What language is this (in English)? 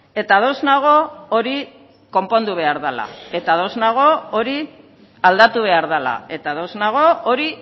Basque